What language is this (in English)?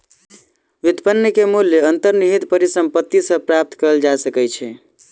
Maithili